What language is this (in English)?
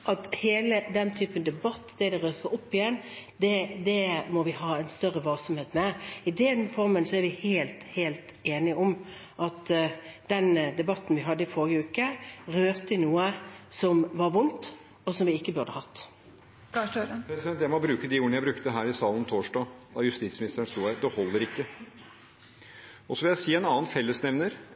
Norwegian